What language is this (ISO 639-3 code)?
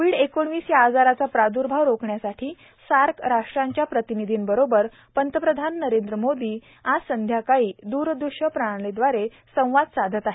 mar